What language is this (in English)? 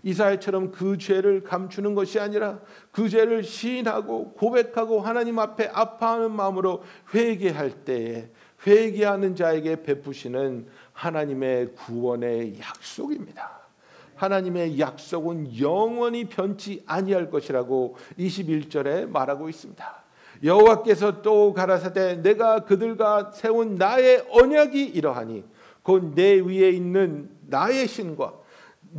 Korean